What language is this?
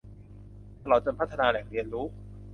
Thai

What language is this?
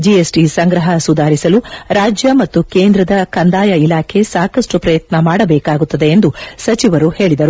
Kannada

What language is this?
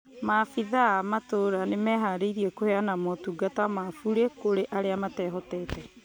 Kikuyu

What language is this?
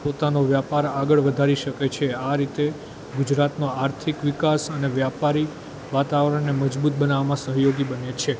Gujarati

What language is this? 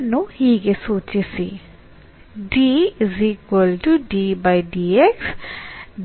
Kannada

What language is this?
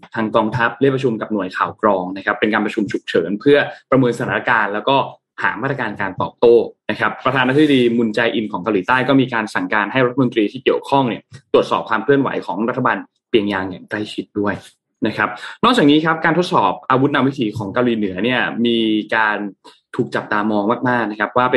Thai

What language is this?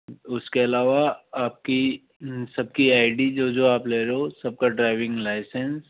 Hindi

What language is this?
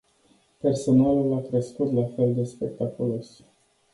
Romanian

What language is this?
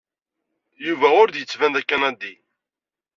Kabyle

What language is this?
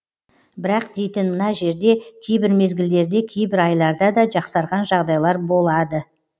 Kazakh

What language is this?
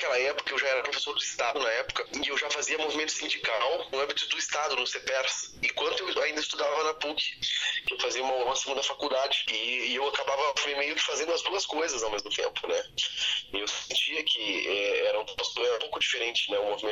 Portuguese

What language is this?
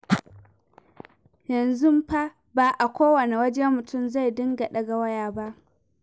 Hausa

